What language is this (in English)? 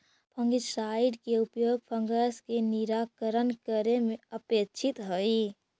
Magahi